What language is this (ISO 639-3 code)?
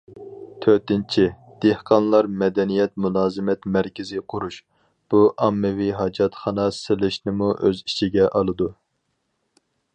uig